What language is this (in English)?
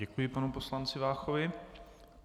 Czech